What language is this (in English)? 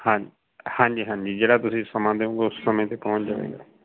Punjabi